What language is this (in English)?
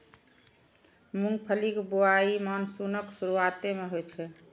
Maithili